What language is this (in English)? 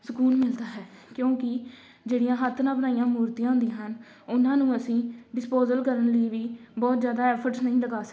Punjabi